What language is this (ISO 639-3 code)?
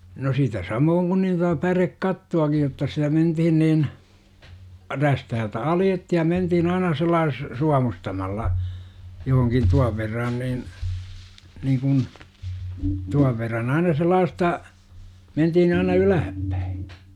fin